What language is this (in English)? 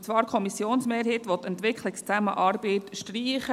Swiss German